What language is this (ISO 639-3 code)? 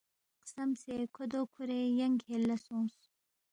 bft